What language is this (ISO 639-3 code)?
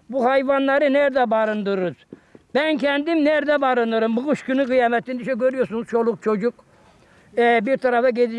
tur